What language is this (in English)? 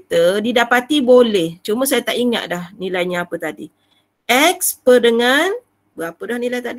Malay